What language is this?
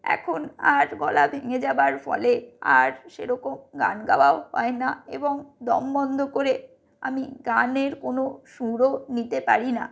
Bangla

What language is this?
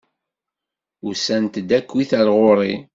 Kabyle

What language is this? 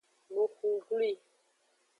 Aja (Benin)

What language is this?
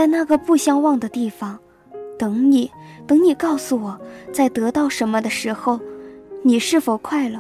Chinese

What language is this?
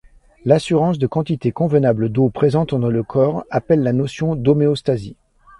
French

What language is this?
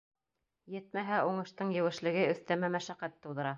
Bashkir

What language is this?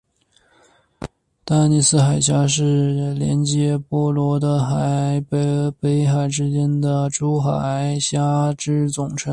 Chinese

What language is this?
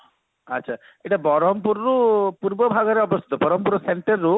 Odia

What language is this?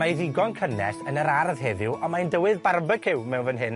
Welsh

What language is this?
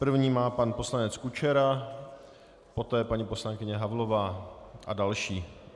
Czech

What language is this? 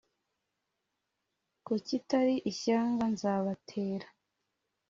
Kinyarwanda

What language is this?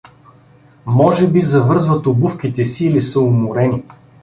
Bulgarian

